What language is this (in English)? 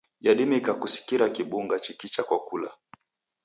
Taita